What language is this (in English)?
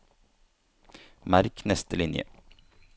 Norwegian